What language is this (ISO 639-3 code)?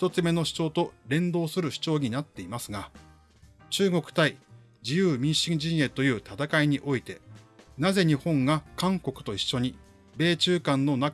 jpn